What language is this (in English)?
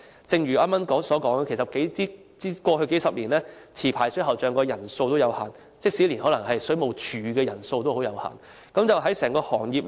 Cantonese